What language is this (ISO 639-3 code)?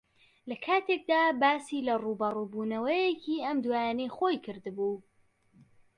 ckb